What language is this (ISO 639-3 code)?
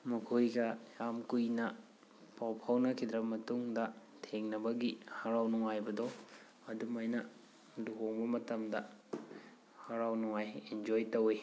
mni